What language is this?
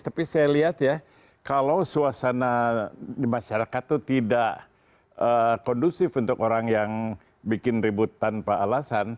Indonesian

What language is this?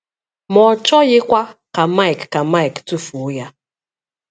Igbo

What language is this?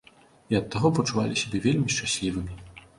Belarusian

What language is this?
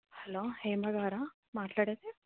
Telugu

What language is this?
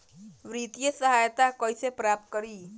Bhojpuri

